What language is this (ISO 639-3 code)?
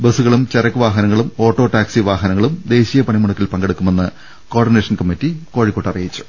mal